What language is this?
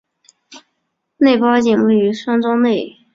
Chinese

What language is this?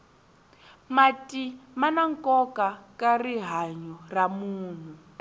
Tsonga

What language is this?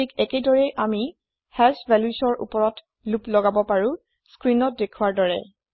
Assamese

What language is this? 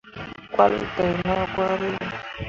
Mundang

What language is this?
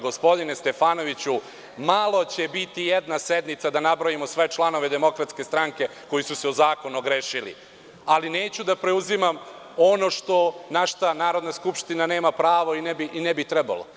Serbian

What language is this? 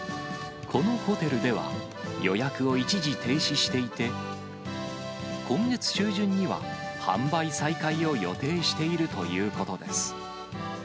Japanese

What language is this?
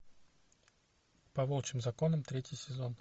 Russian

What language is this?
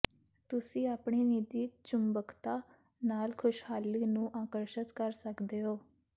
Punjabi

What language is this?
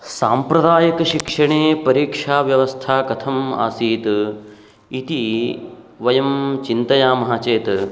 Sanskrit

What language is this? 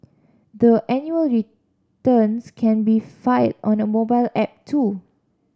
English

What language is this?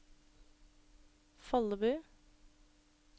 Norwegian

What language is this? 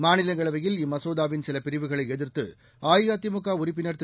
Tamil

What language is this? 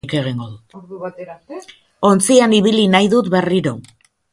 Basque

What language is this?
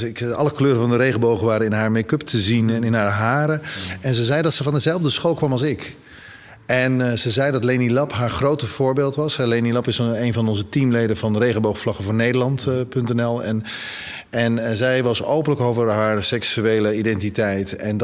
Dutch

